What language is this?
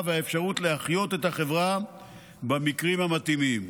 Hebrew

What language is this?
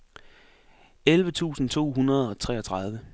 Danish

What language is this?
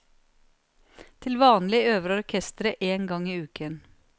Norwegian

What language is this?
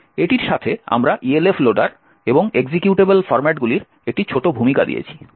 Bangla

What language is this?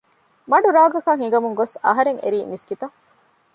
Divehi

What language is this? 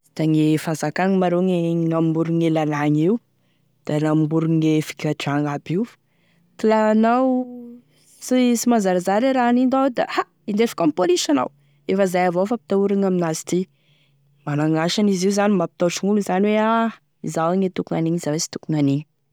Tesaka Malagasy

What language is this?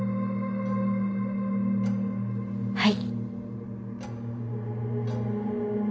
Japanese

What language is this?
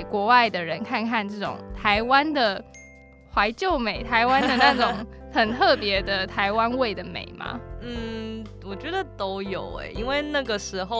Chinese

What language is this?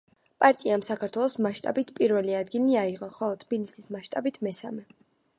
Georgian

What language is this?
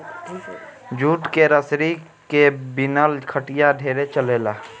Bhojpuri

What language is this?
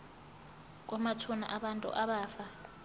Zulu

